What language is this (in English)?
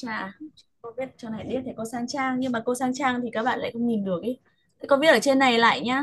Vietnamese